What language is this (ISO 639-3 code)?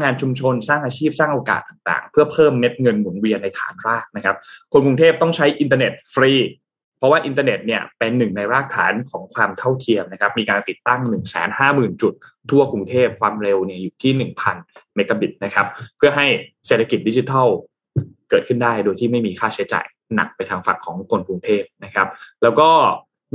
tha